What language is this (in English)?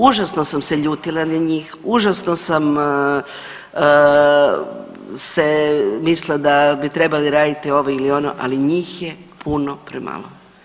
Croatian